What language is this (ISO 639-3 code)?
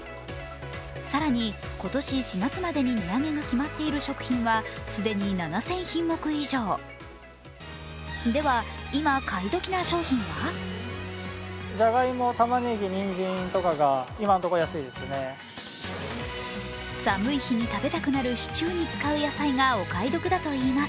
jpn